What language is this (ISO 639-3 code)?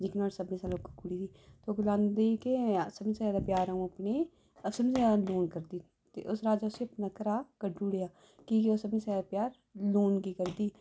doi